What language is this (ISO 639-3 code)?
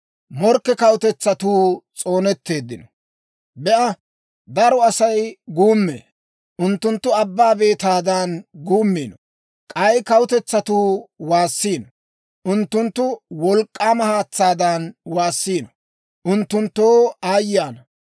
dwr